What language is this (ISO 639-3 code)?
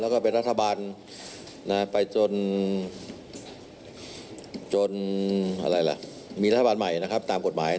tha